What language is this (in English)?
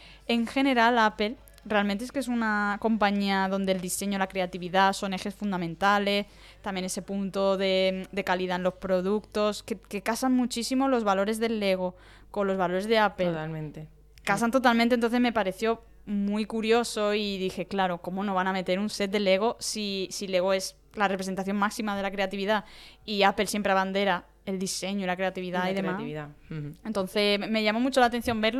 Spanish